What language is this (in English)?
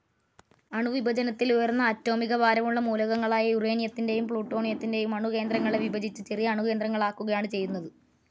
Malayalam